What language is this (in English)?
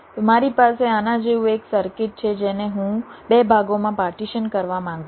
Gujarati